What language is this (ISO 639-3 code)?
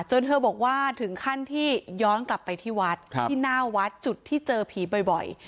tha